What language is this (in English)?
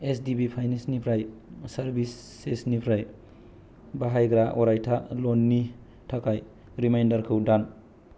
Bodo